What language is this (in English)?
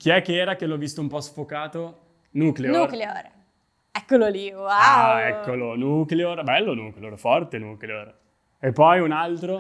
Italian